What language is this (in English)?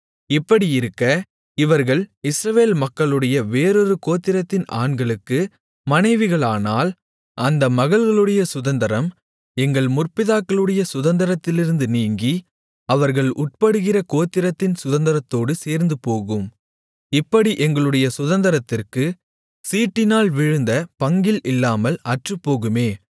Tamil